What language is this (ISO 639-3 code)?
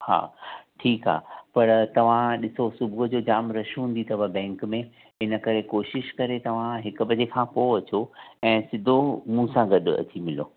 snd